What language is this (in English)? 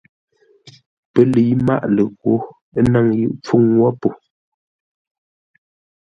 Ngombale